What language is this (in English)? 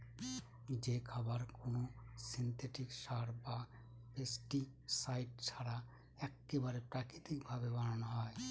Bangla